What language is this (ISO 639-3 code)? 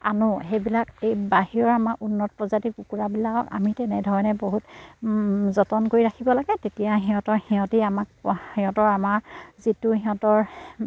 asm